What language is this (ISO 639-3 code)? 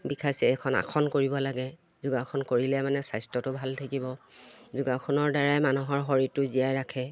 asm